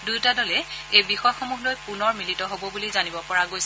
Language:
Assamese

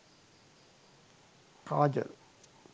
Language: Sinhala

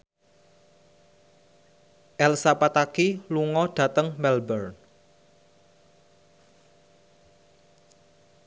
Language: Javanese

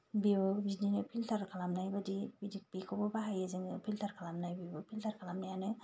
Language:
Bodo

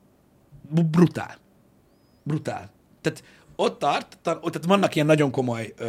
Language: Hungarian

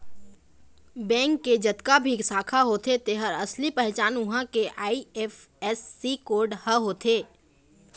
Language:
Chhattisgarhi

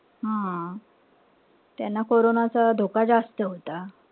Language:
Marathi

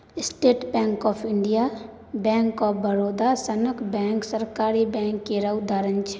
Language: Maithili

